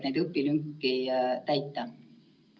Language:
Estonian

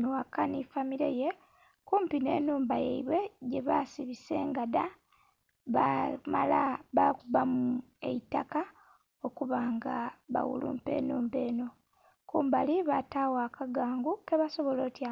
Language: Soga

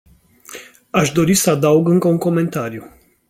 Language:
Romanian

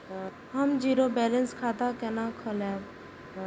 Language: Maithili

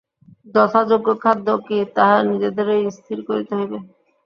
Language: Bangla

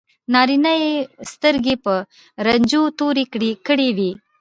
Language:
Pashto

